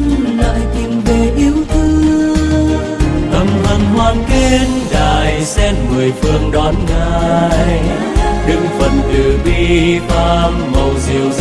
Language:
Vietnamese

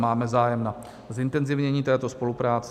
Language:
Czech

